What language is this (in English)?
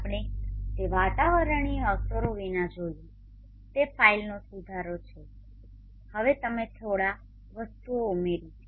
Gujarati